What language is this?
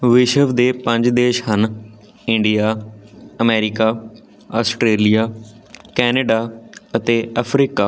Punjabi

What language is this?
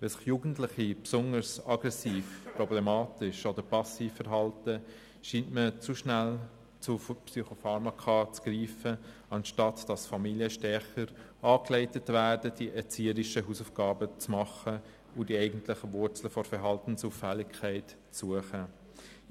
Swiss German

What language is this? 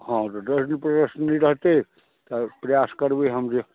Maithili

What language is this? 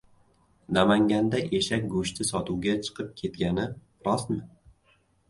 Uzbek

